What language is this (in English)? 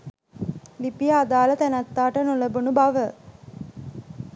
Sinhala